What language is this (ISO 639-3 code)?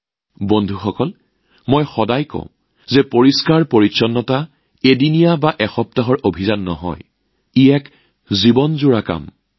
asm